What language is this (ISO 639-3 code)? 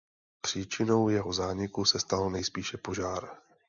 ces